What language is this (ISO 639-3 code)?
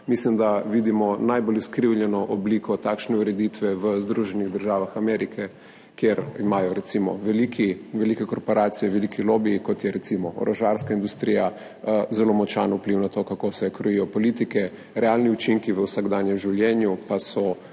slv